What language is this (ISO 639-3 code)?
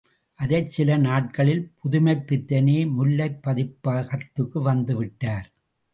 tam